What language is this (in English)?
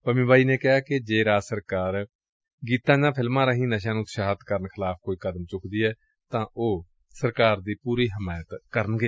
Punjabi